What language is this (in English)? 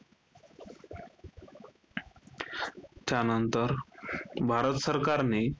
Marathi